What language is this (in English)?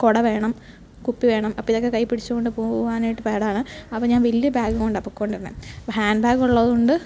Malayalam